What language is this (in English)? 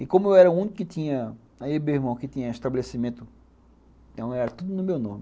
Portuguese